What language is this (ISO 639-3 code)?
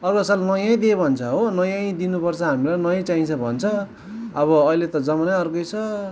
nep